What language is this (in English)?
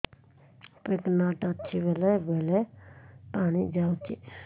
Odia